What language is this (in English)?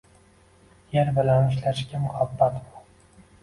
Uzbek